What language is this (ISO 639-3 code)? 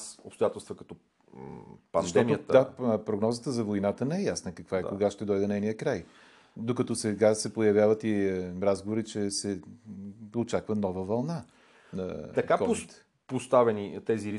bul